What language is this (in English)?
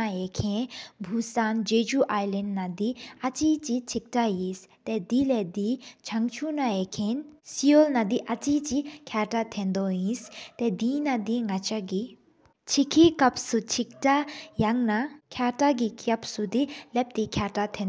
Sikkimese